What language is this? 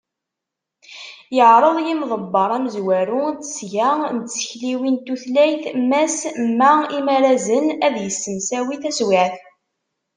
Kabyle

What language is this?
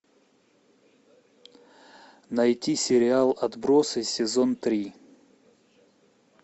Russian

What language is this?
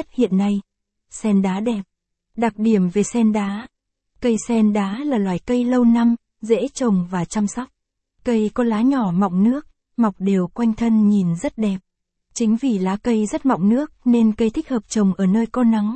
Vietnamese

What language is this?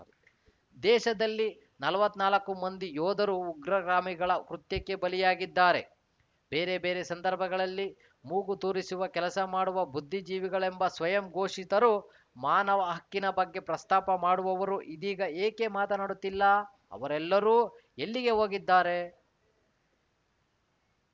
Kannada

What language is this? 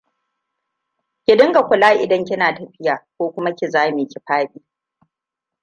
Hausa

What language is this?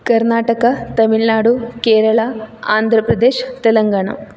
Sanskrit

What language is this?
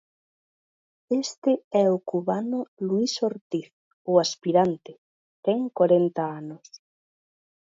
Galician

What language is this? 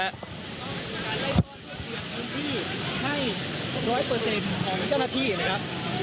Thai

